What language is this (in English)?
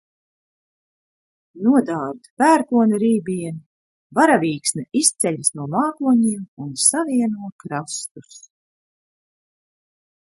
Latvian